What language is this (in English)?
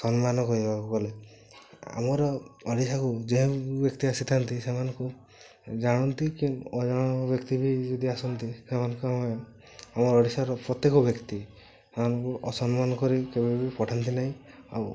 Odia